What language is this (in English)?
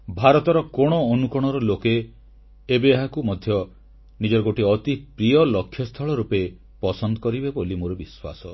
Odia